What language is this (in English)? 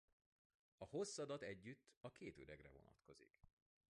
Hungarian